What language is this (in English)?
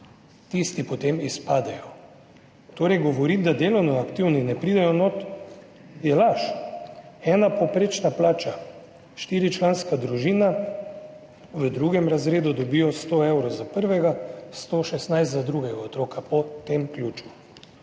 Slovenian